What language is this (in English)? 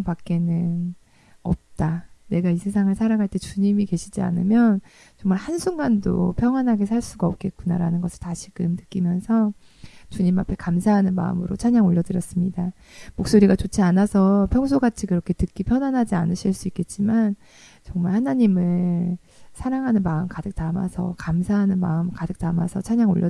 Korean